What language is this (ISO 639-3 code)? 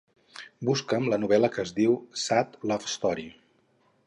cat